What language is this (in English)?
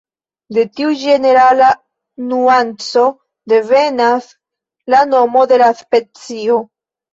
Esperanto